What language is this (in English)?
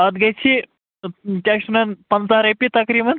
Kashmiri